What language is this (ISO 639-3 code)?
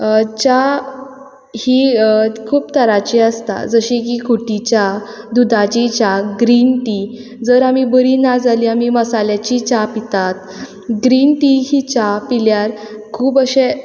kok